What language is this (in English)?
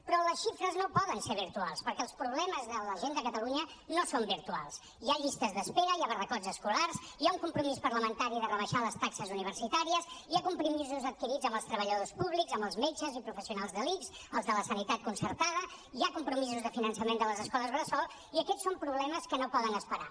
Catalan